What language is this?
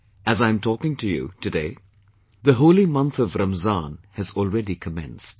English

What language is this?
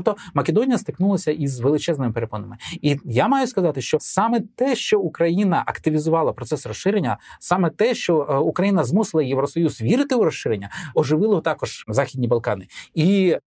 Ukrainian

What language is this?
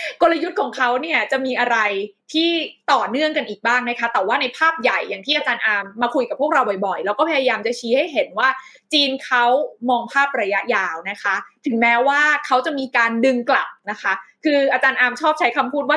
Thai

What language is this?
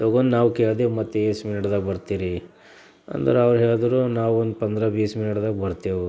Kannada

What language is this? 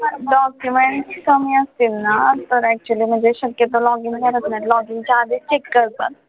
Marathi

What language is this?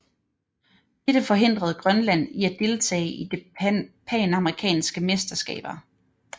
Danish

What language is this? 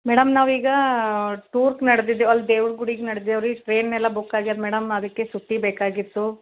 Kannada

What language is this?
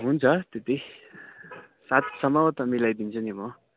Nepali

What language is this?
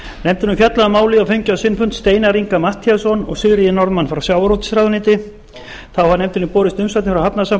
Icelandic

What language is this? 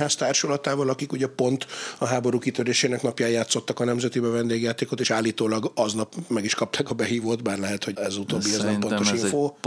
Hungarian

